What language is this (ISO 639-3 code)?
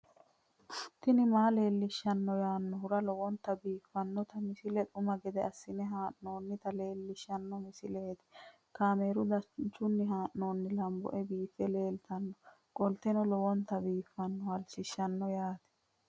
sid